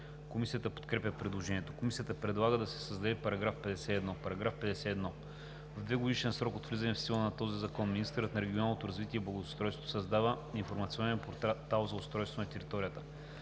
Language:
Bulgarian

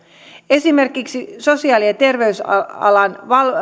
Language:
Finnish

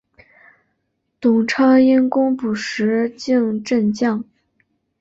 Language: Chinese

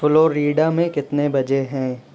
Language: Urdu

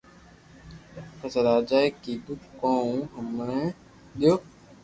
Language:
Loarki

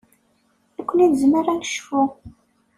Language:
Kabyle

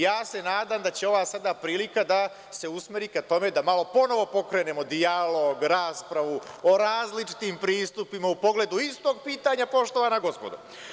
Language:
Serbian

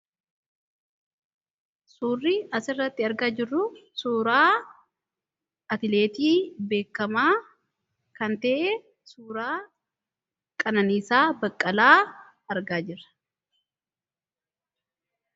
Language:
Oromo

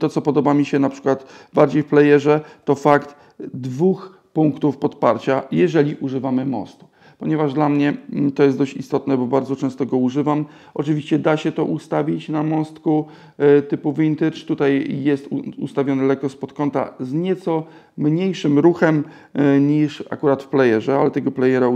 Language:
Polish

